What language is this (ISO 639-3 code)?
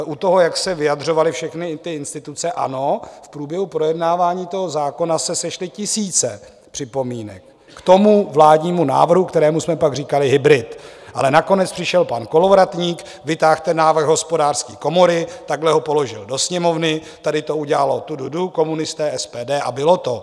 ces